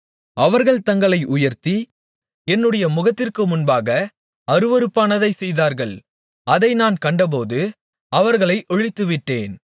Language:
Tamil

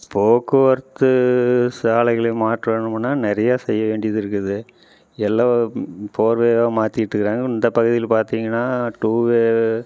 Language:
Tamil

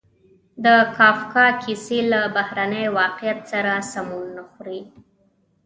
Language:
Pashto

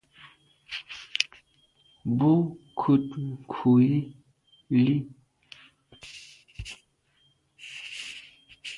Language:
Medumba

